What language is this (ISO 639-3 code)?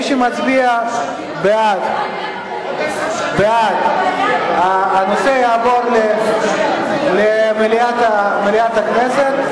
heb